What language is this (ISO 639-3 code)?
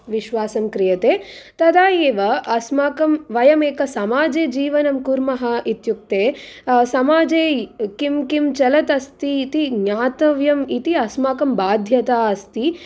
san